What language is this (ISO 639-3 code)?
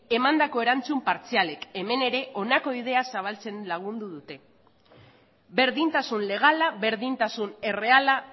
eus